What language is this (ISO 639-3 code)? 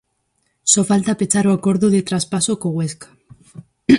glg